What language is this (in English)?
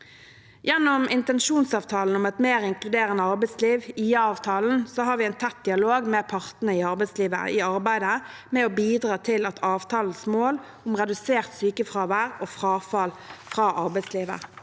Norwegian